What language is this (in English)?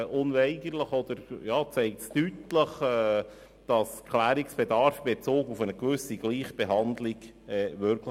Swiss German